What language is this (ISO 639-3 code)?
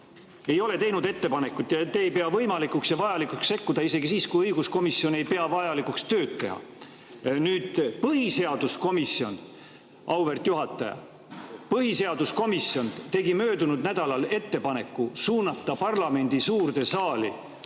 est